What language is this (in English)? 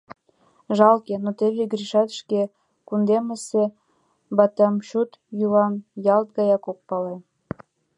Mari